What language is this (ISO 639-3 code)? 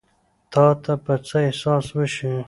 pus